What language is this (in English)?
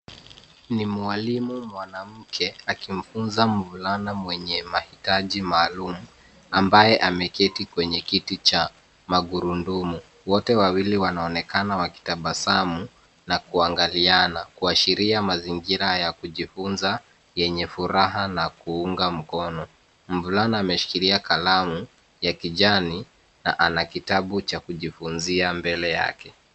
Swahili